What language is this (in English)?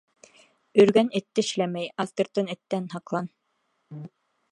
Bashkir